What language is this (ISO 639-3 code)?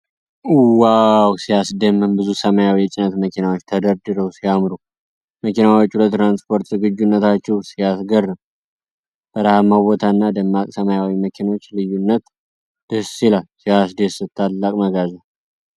amh